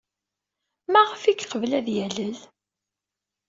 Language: Kabyle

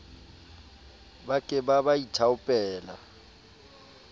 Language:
Southern Sotho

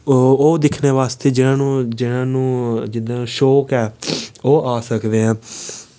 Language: Dogri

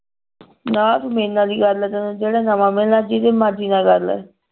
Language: Punjabi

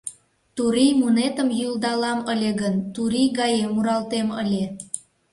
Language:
Mari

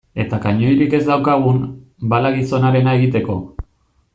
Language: Basque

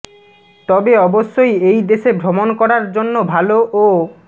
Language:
Bangla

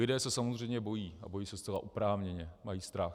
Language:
Czech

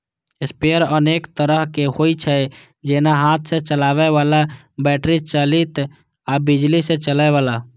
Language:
Maithili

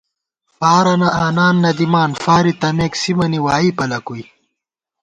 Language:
Gawar-Bati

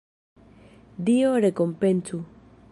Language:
Esperanto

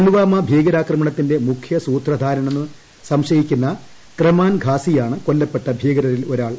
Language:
Malayalam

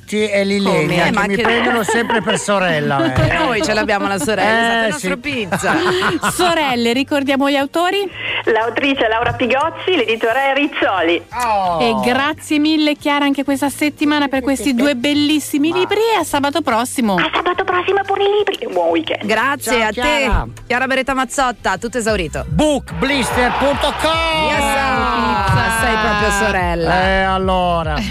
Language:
Italian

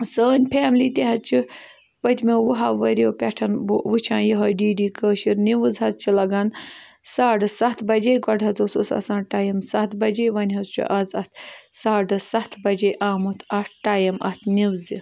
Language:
Kashmiri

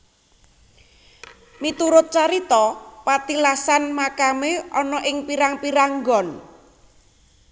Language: Javanese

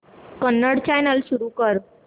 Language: Marathi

